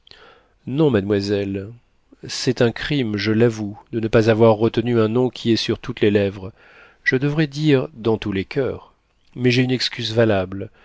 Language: French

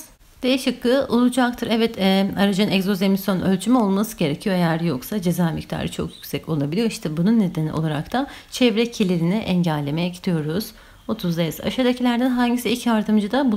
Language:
Turkish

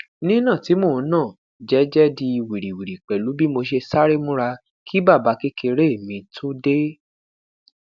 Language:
Yoruba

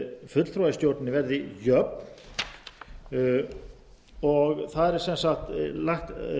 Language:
Icelandic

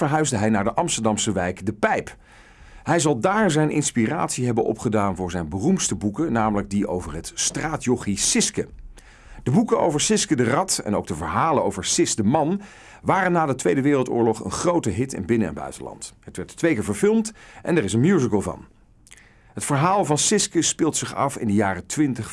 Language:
Dutch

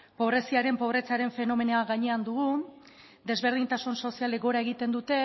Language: Basque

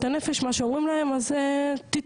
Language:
Hebrew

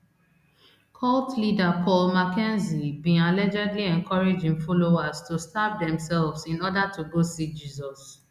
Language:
Nigerian Pidgin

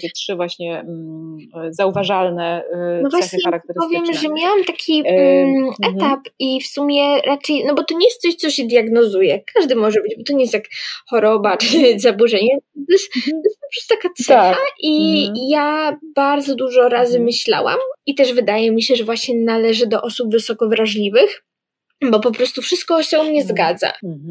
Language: Polish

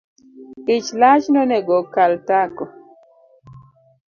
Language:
Luo (Kenya and Tanzania)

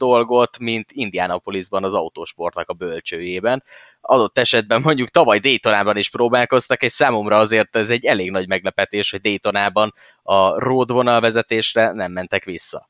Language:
Hungarian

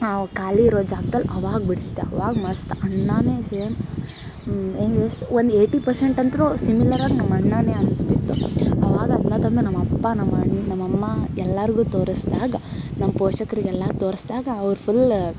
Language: Kannada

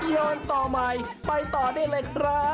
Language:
Thai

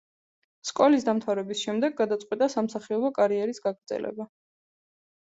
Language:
Georgian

